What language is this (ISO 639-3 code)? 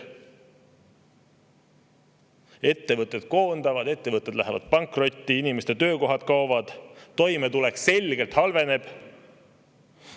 est